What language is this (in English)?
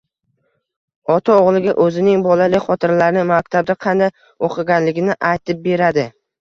Uzbek